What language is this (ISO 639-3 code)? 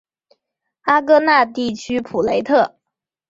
zho